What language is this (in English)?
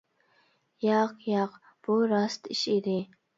Uyghur